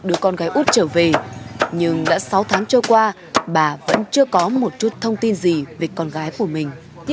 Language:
Vietnamese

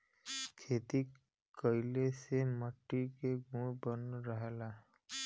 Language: Bhojpuri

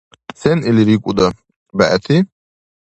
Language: Dargwa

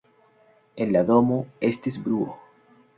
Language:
Esperanto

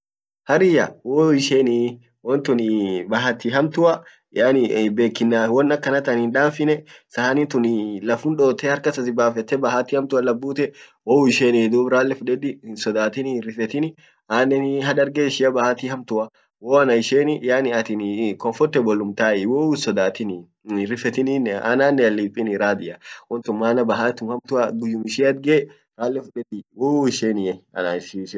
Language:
Orma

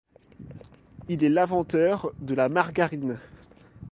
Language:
French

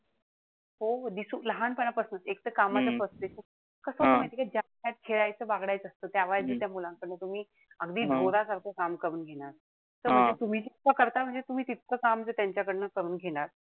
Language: Marathi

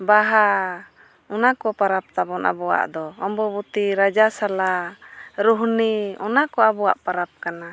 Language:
Santali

